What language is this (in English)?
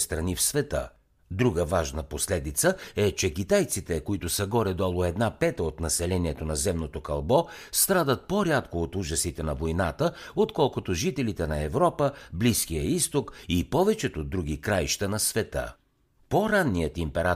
Bulgarian